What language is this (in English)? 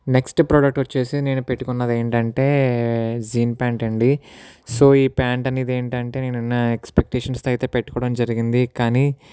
Telugu